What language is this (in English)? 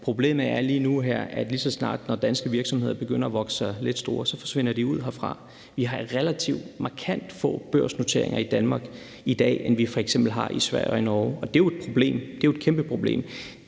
Danish